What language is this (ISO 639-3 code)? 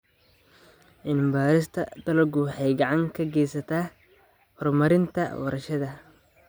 som